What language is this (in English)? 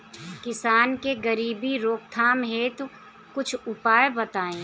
Bhojpuri